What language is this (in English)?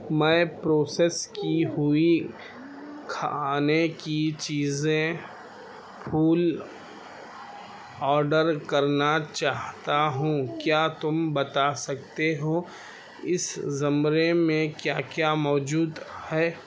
Urdu